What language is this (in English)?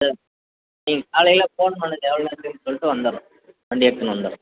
Tamil